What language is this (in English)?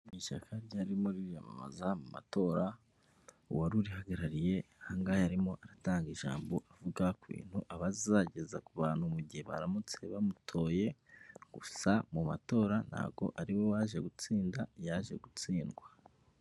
Kinyarwanda